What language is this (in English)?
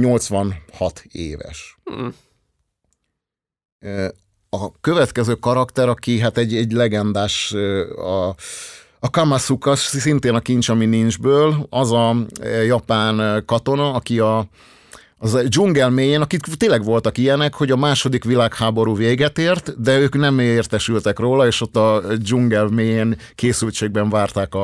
Hungarian